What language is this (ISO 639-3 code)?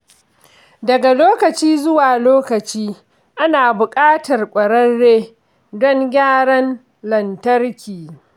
hau